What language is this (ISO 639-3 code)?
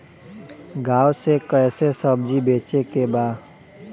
bho